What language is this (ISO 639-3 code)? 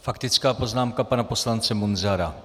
ces